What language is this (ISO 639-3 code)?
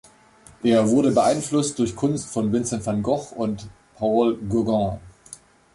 deu